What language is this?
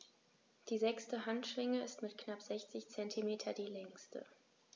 German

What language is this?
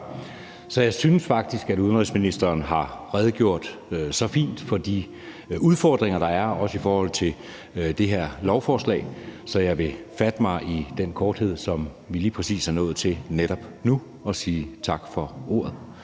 Danish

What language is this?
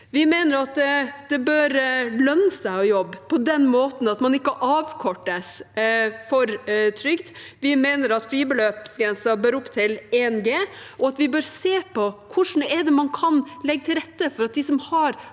Norwegian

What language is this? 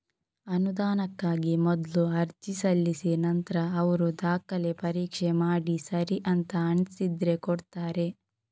Kannada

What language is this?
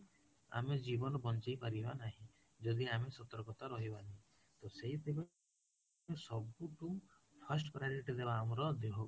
Odia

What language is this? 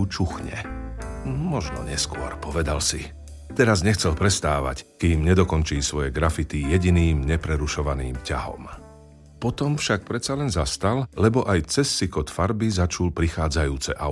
Slovak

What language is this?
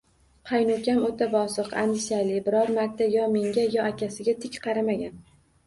Uzbek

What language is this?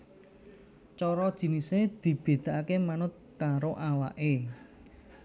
Javanese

